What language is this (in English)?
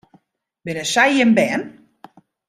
Western Frisian